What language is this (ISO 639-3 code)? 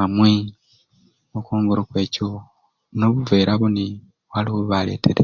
ruc